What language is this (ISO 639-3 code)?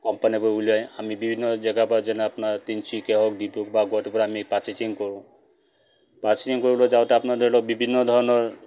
asm